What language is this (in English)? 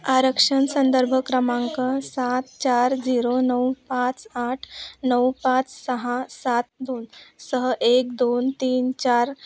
Marathi